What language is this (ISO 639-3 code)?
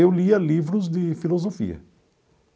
por